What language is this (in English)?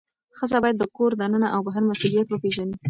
Pashto